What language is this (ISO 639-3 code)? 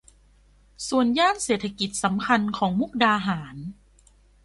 tha